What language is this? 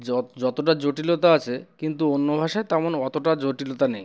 Bangla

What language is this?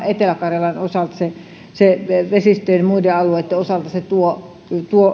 Finnish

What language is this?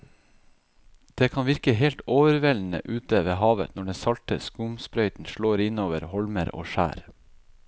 Norwegian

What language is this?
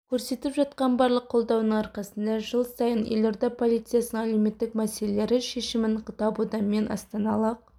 Kazakh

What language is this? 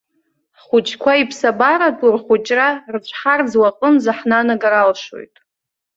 Abkhazian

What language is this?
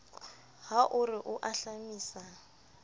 Southern Sotho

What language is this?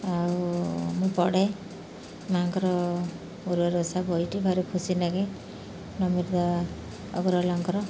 Odia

